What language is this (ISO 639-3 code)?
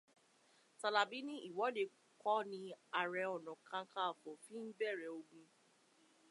yor